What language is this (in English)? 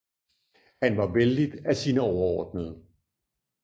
Danish